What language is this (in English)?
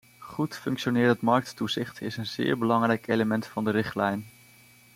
Dutch